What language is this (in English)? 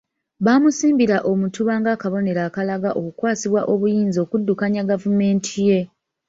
Ganda